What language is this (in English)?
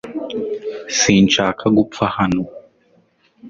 Kinyarwanda